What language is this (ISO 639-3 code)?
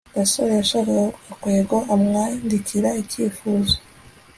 kin